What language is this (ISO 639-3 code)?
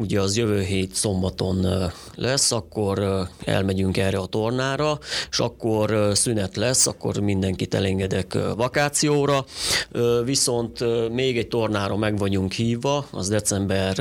hun